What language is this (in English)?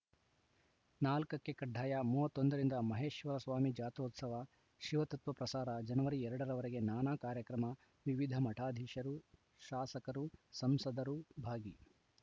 Kannada